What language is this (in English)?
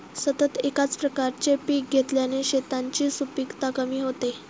Marathi